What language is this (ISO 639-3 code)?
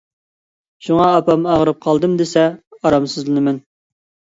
uig